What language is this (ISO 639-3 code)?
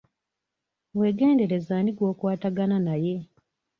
lug